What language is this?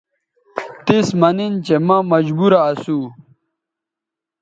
Bateri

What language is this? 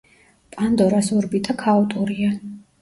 Georgian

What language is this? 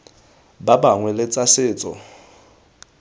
Tswana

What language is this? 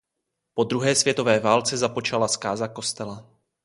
Czech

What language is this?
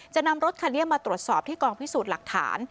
Thai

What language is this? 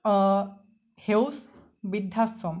Assamese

